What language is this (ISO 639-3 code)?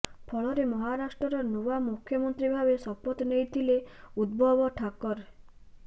ori